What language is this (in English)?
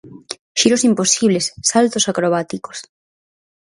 Galician